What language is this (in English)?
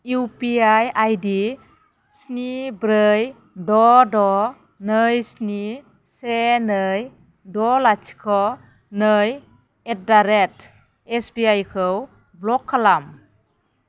Bodo